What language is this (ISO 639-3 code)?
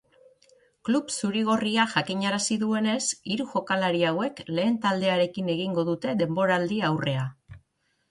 eus